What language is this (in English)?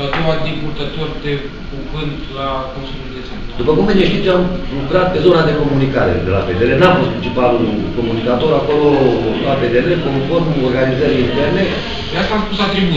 Romanian